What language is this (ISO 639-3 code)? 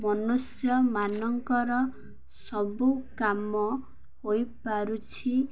ori